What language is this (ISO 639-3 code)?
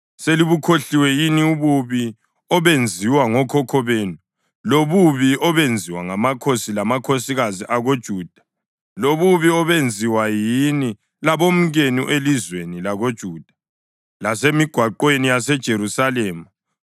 nde